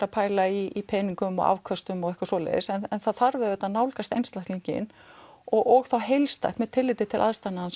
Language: Icelandic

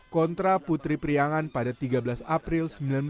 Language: Indonesian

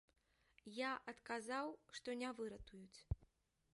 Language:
Belarusian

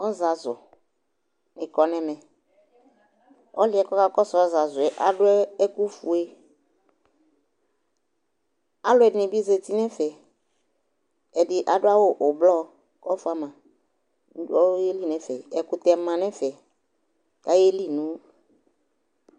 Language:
Ikposo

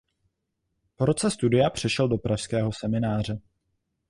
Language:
Czech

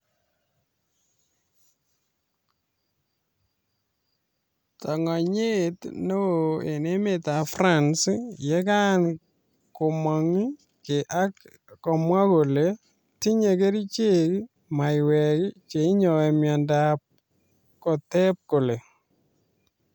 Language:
Kalenjin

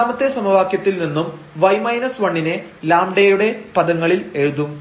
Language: Malayalam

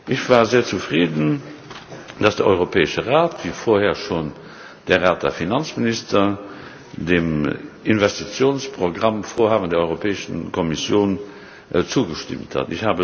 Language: German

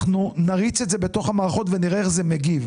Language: Hebrew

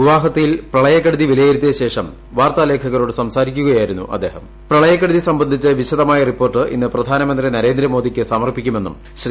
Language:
Malayalam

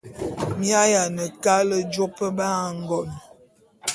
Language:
Bulu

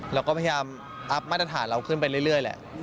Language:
Thai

